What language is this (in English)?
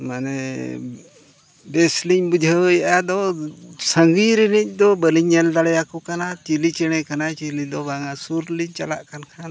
Santali